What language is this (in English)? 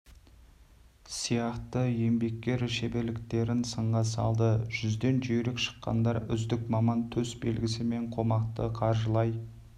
Kazakh